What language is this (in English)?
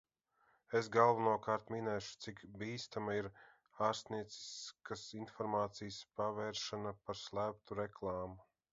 Latvian